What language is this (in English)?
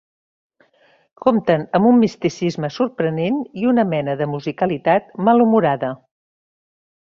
Catalan